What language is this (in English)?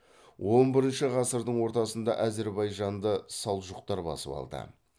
Kazakh